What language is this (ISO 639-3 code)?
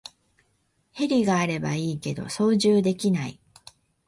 jpn